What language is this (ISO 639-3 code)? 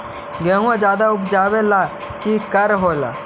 mag